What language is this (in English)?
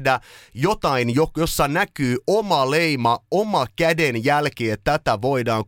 Finnish